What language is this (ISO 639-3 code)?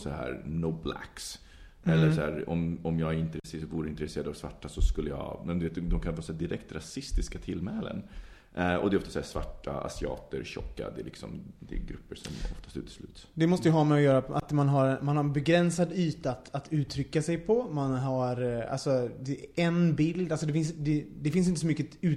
swe